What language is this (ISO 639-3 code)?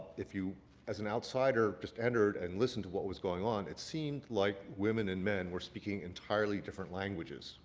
eng